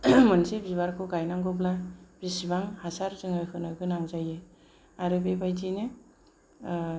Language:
Bodo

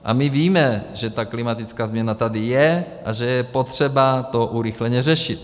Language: Czech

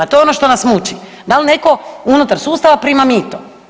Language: Croatian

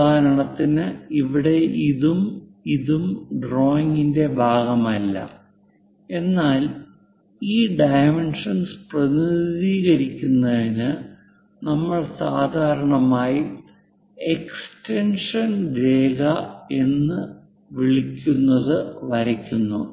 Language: Malayalam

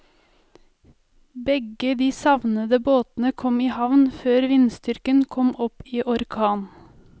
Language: Norwegian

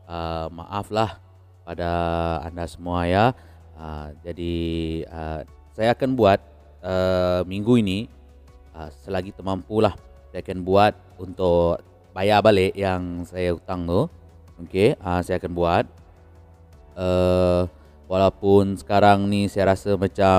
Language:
Malay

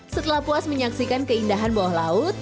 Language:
Indonesian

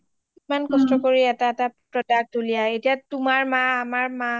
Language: Assamese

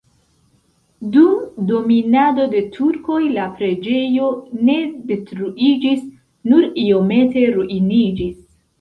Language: Esperanto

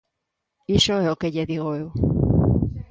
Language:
Galician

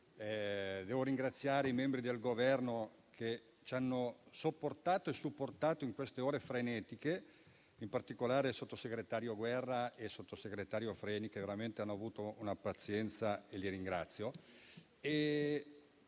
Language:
Italian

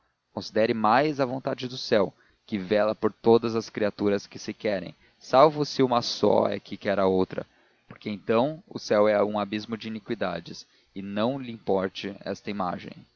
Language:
Portuguese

